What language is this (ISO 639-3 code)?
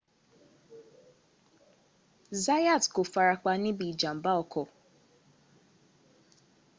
yor